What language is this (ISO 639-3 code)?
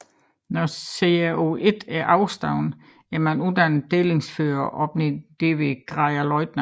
dan